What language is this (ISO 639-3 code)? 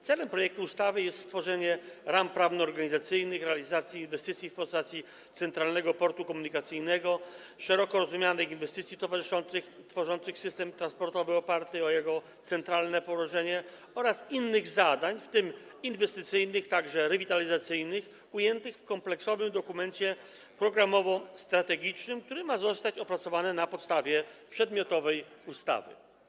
pol